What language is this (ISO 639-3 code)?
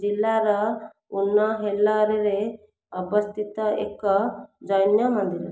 ori